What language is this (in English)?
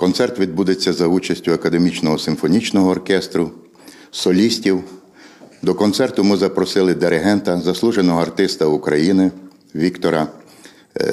Ukrainian